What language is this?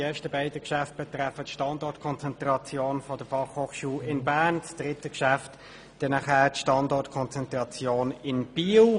Swiss German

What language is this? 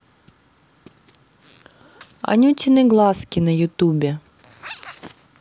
Russian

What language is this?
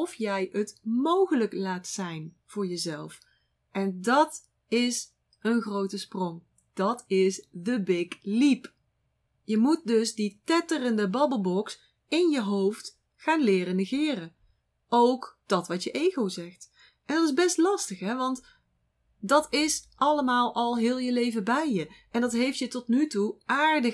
Dutch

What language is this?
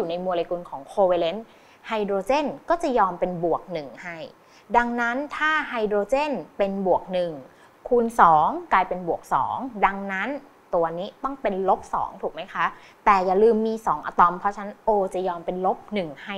Thai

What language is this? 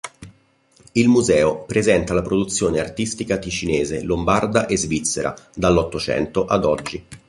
Italian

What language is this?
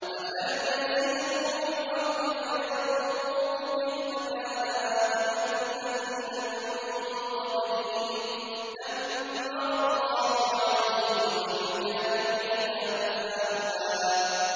Arabic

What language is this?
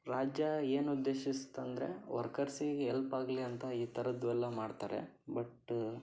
Kannada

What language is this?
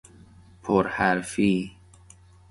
Persian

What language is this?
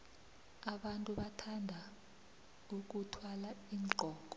South Ndebele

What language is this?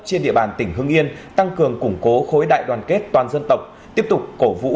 Vietnamese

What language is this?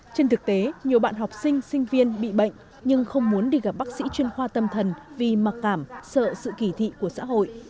Vietnamese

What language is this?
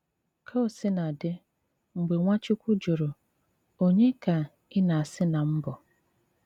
Igbo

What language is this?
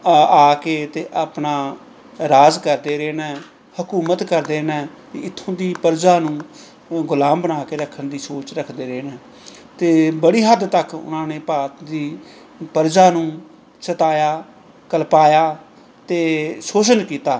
Punjabi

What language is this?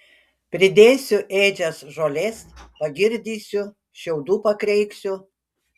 Lithuanian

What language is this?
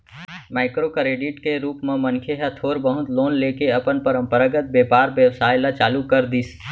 Chhattisgarhi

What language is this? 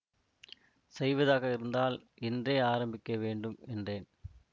Tamil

